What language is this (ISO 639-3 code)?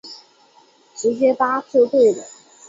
zho